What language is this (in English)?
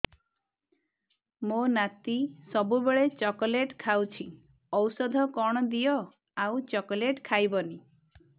Odia